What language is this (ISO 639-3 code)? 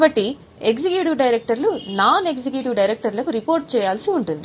tel